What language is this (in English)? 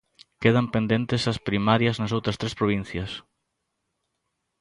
Galician